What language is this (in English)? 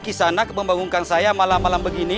Indonesian